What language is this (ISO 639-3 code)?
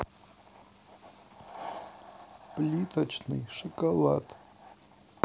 rus